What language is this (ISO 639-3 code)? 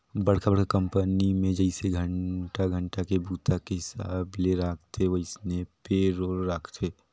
hne